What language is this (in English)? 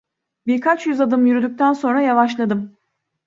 Turkish